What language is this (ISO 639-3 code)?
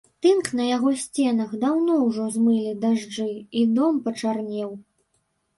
bel